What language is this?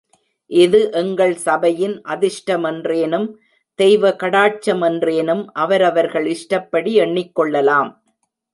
Tamil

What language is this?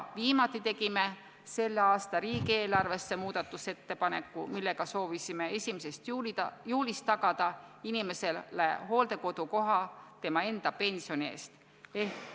Estonian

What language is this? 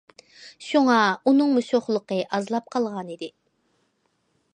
Uyghur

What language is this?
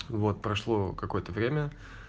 Russian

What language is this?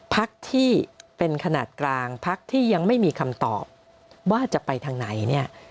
Thai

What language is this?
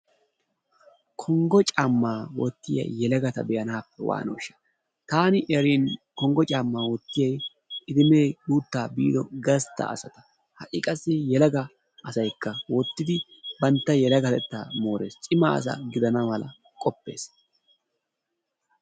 Wolaytta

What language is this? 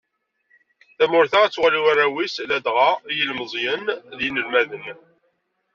Kabyle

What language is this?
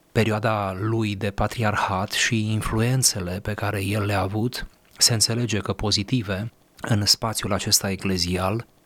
Romanian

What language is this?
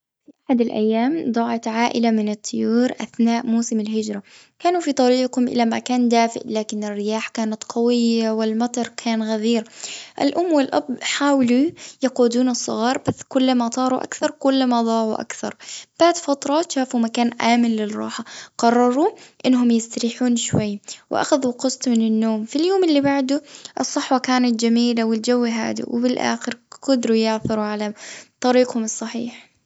Gulf Arabic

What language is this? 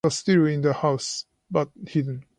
English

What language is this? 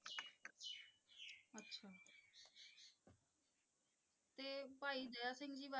Punjabi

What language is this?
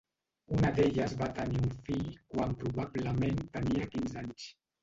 Catalan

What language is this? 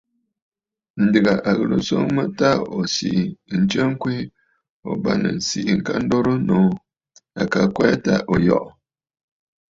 Bafut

